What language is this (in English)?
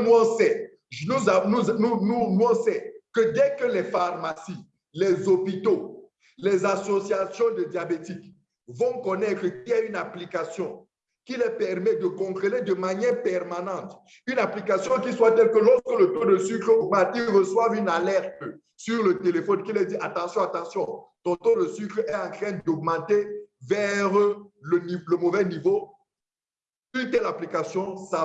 French